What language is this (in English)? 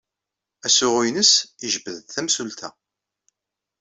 Kabyle